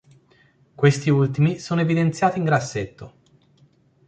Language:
Italian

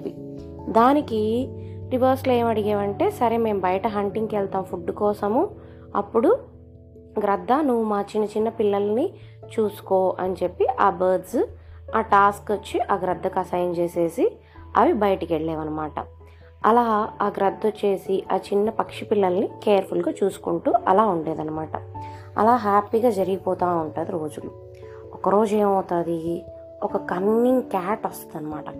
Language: Telugu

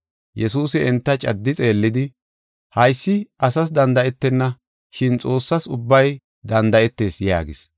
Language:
Gofa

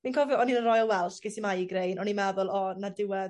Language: Welsh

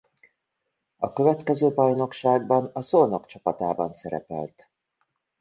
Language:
Hungarian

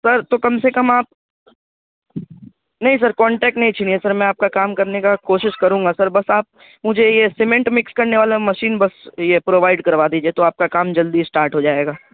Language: Urdu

